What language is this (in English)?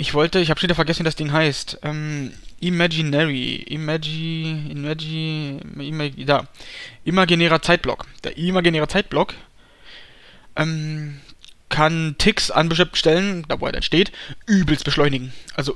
German